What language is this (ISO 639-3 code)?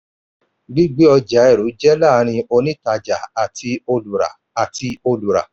yor